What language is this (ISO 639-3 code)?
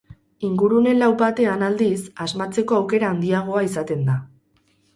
eus